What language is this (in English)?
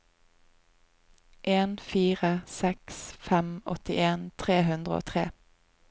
Norwegian